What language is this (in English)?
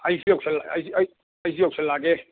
Manipuri